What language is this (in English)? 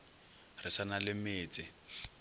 Northern Sotho